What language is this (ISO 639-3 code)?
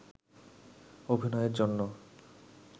ben